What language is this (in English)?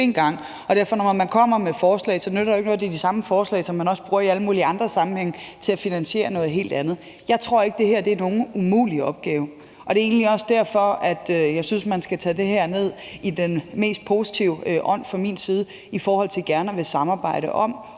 Danish